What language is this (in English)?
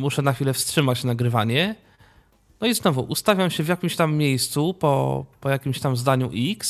Polish